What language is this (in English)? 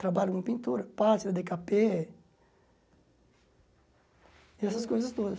Portuguese